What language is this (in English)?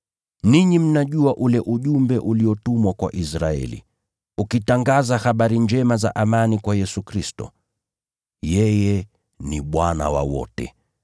Swahili